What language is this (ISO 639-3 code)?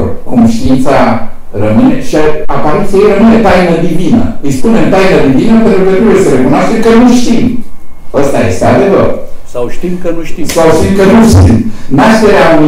ron